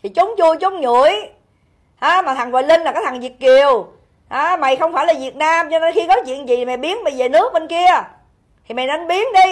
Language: Vietnamese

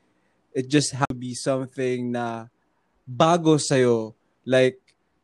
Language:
Filipino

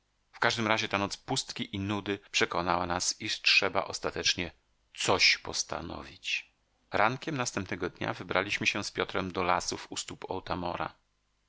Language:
Polish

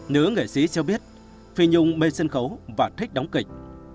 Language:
Vietnamese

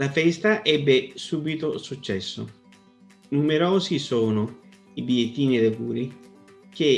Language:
Italian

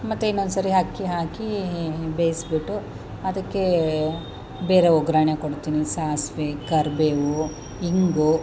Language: Kannada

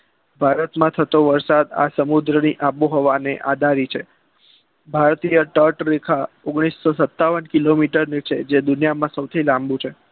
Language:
Gujarati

